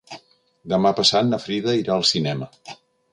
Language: Catalan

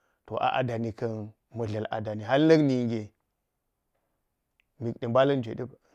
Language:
Geji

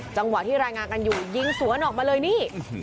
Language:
Thai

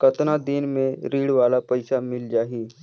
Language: Chhattisgarhi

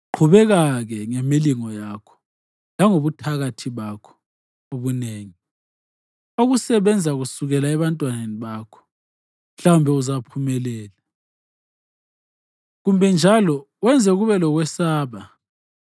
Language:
North Ndebele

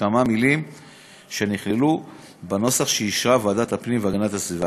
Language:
Hebrew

